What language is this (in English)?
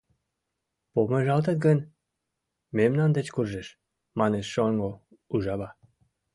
Mari